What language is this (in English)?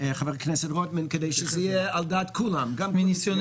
Hebrew